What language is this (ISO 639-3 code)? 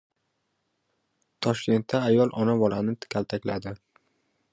uzb